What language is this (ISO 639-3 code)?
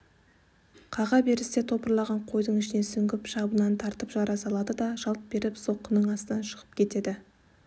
kaz